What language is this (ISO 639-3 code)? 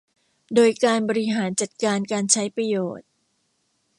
tha